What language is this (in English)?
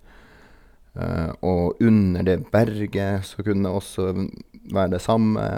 Norwegian